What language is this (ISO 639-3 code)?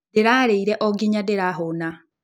kik